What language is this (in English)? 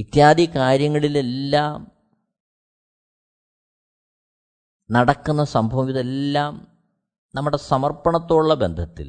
Malayalam